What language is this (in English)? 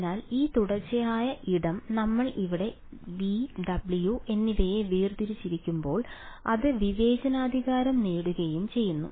Malayalam